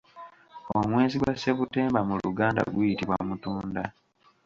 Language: Ganda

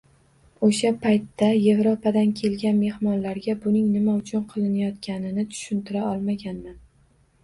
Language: Uzbek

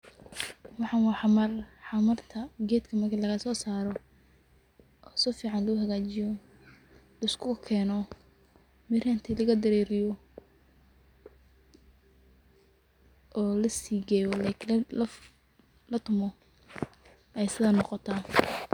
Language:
Somali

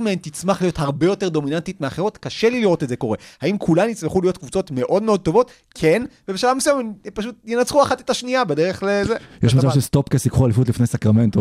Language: Hebrew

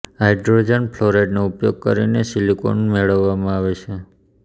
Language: Gujarati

